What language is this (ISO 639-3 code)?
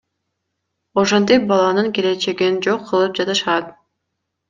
kir